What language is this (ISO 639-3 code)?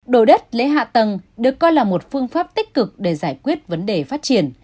vie